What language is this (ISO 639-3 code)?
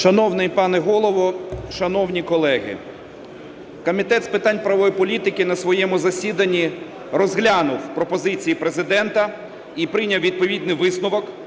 ukr